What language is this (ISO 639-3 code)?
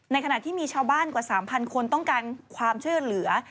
tha